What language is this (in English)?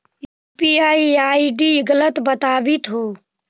Magahi